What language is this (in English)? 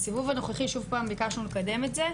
Hebrew